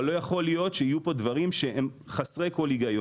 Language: Hebrew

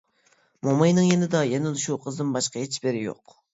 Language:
Uyghur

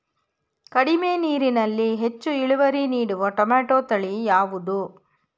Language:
Kannada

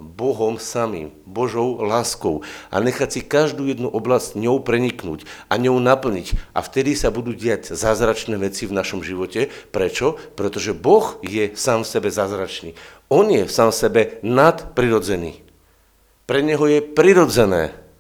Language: Slovak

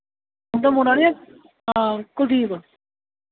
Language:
Dogri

